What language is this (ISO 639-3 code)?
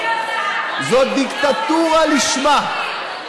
heb